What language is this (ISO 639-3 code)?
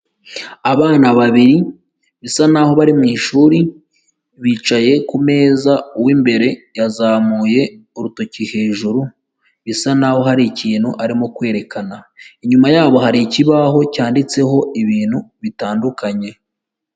kin